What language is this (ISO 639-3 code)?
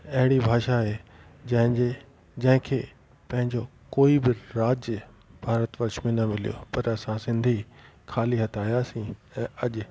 snd